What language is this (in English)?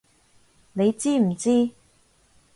Cantonese